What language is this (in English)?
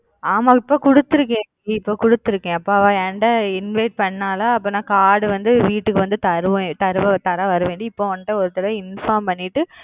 Tamil